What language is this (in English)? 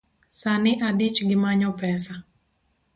Luo (Kenya and Tanzania)